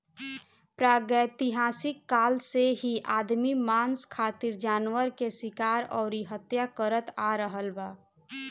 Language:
Bhojpuri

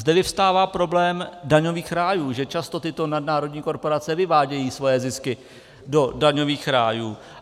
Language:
Czech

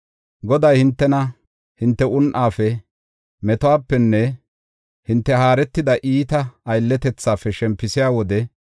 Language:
Gofa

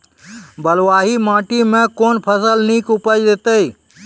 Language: Maithili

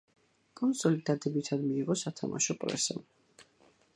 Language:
Georgian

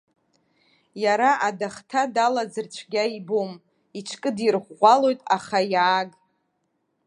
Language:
Abkhazian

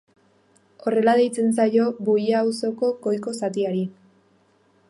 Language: Basque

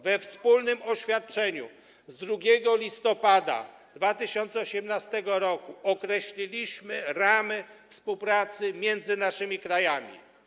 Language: Polish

